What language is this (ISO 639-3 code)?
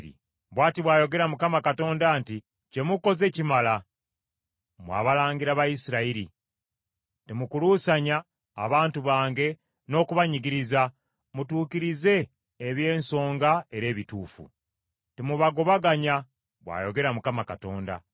lug